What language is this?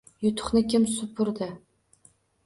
Uzbek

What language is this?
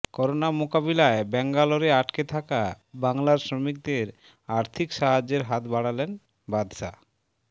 Bangla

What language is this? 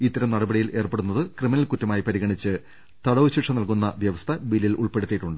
Malayalam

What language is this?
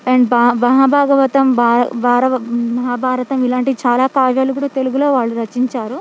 Telugu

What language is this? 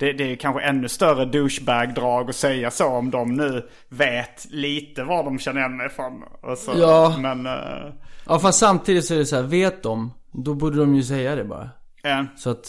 Swedish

